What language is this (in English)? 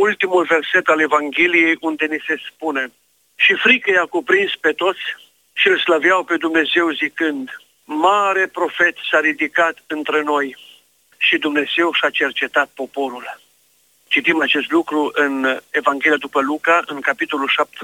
Romanian